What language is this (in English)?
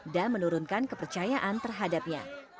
Indonesian